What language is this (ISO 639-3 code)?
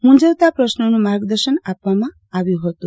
guj